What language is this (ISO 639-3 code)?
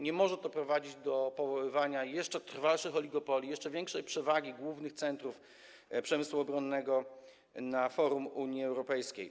pol